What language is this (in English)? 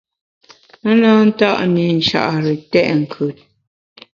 Bamun